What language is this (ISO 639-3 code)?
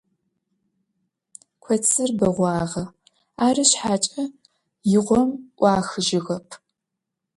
ady